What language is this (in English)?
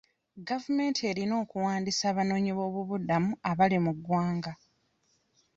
Ganda